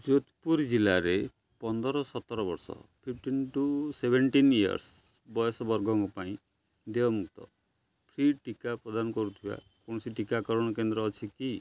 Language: Odia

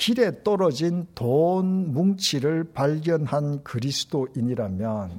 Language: Korean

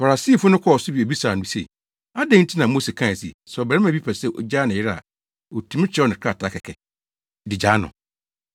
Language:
Akan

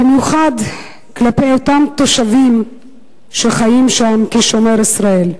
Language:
Hebrew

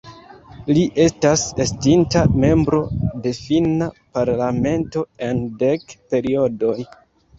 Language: Esperanto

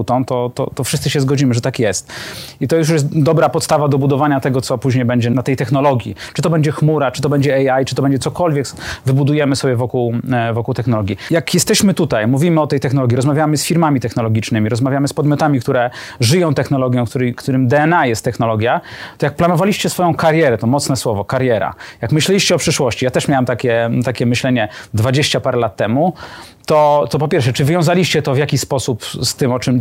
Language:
Polish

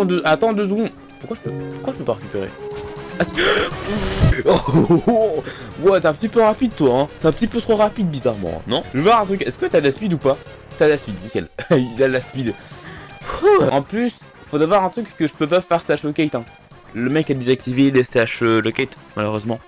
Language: French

